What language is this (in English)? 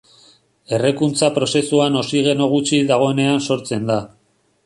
Basque